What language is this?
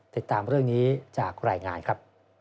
Thai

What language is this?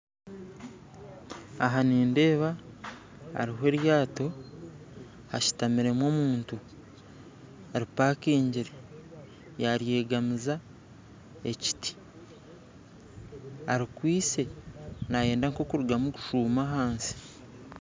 Nyankole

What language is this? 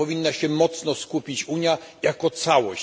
Polish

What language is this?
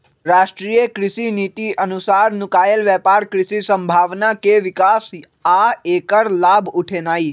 Magahi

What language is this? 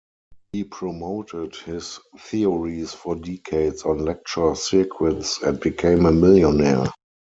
English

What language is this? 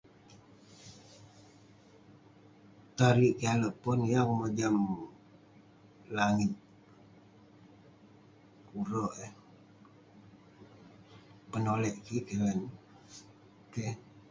Western Penan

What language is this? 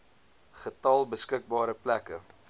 Afrikaans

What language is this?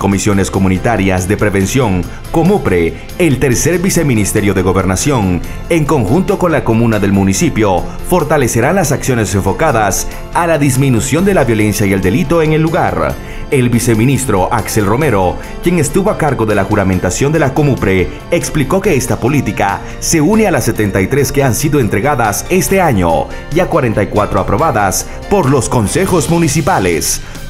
Spanish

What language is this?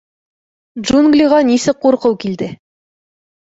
Bashkir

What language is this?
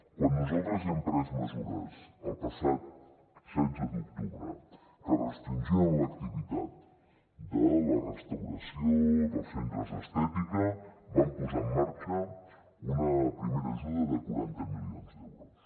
Catalan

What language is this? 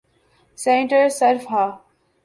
Urdu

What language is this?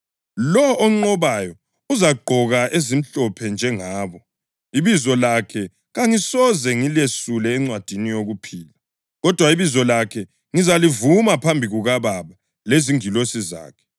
North Ndebele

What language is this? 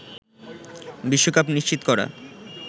Bangla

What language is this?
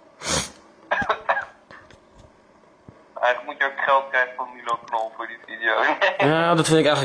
Dutch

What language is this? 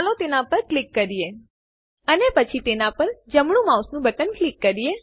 Gujarati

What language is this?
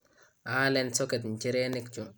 Kalenjin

